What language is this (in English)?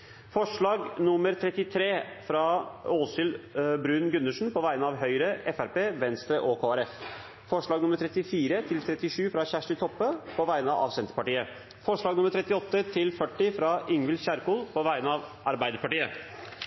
Norwegian Bokmål